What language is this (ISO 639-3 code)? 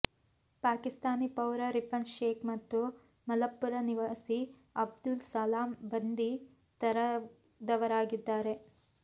kan